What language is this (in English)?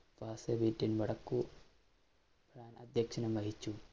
Malayalam